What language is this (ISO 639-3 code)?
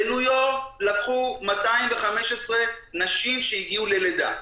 heb